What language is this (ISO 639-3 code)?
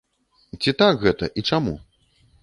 bel